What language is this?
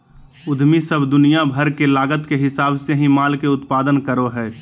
Magahi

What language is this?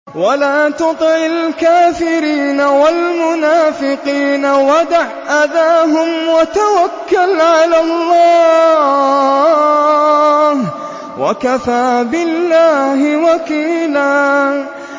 Arabic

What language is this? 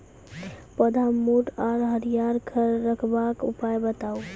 Maithili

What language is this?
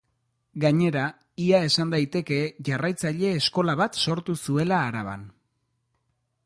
Basque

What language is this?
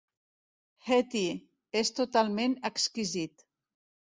Catalan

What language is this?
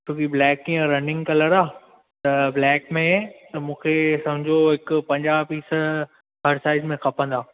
Sindhi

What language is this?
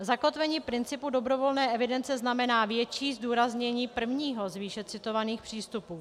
Czech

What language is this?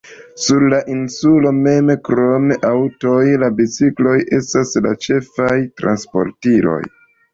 Esperanto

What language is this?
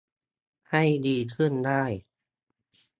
Thai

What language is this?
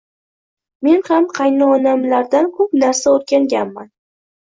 Uzbek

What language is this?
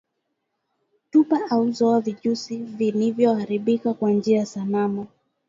Swahili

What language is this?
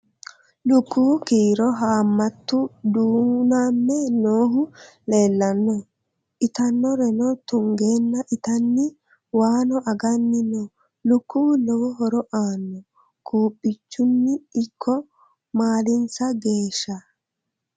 Sidamo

